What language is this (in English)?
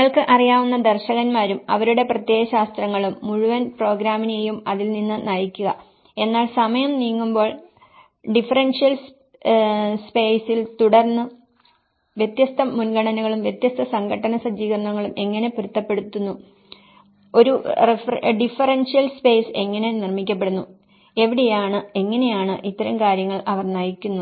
Malayalam